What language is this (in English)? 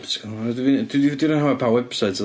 Welsh